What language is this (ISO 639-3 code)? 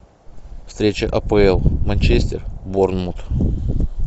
rus